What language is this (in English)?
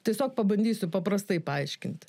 Lithuanian